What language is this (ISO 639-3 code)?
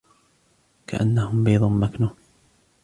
ara